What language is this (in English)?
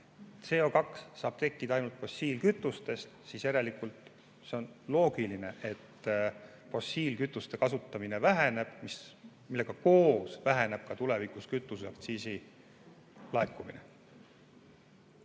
Estonian